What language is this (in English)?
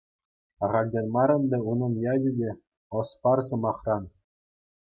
Chuvash